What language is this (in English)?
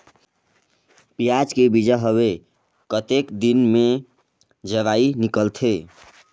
Chhattisgarhi